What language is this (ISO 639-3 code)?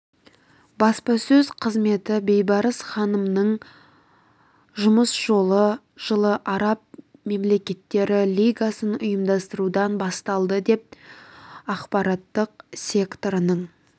kaz